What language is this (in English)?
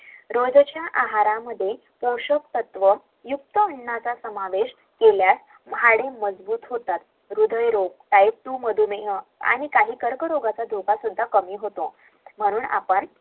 Marathi